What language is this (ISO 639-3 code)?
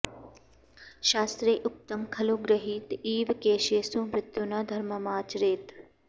san